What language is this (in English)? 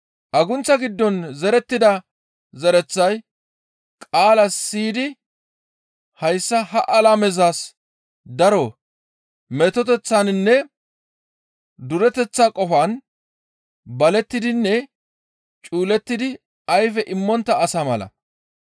Gamo